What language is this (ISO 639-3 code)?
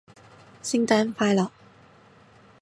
yue